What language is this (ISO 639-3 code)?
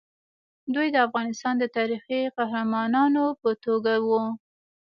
pus